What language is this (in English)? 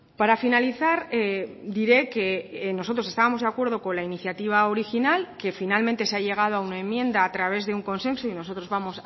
Spanish